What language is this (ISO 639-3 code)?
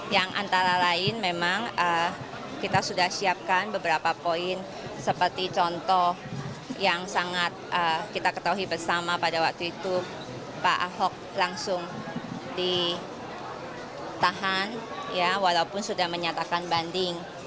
ind